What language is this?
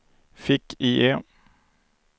Swedish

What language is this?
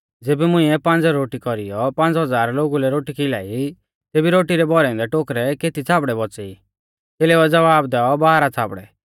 Mahasu Pahari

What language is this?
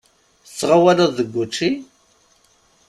Kabyle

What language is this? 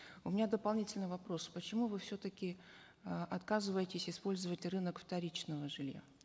Kazakh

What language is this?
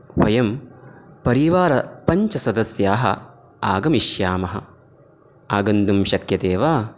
Sanskrit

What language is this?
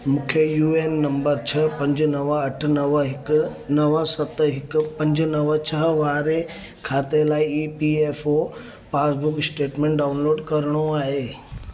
Sindhi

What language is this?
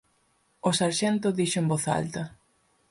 Galician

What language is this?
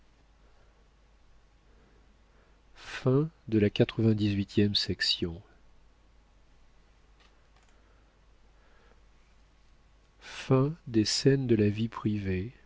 French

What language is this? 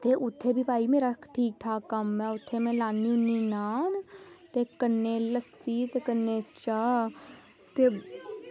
Dogri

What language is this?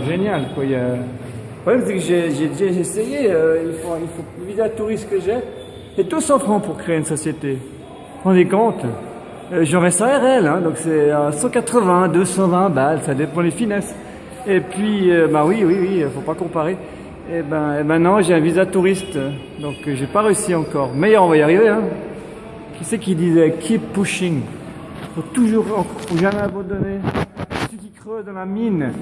French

